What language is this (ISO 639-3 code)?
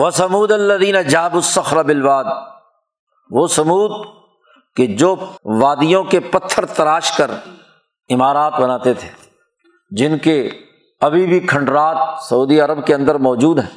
urd